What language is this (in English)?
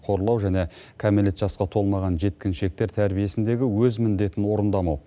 Kazakh